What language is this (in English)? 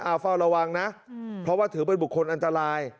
Thai